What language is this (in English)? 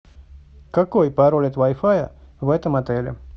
Russian